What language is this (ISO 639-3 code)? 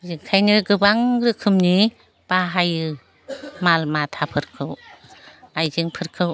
brx